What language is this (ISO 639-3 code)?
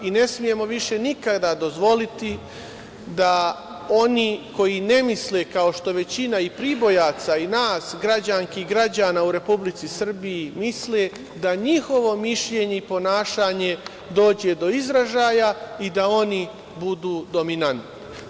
srp